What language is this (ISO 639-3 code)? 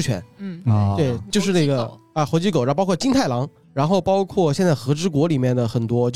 zho